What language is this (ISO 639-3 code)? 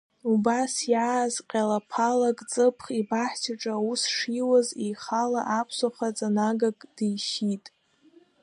abk